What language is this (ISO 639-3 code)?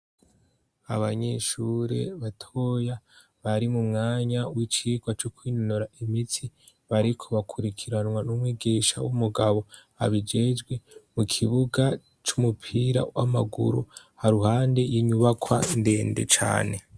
run